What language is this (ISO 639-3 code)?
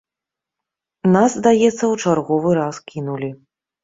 bel